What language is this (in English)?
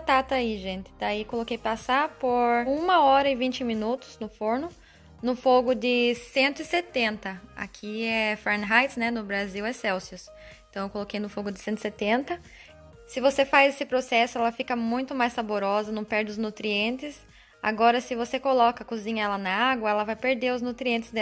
Portuguese